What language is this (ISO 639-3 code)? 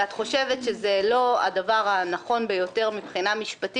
heb